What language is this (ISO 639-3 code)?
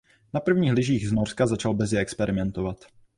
ces